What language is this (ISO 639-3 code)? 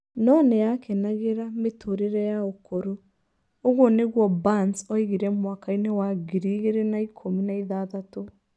kik